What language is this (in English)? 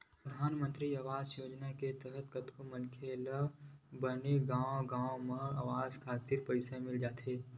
Chhattisgarhi